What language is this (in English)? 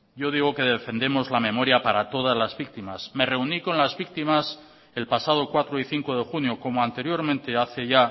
Spanish